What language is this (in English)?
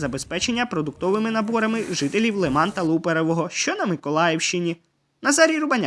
Ukrainian